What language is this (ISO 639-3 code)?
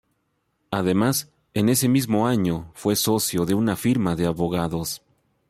spa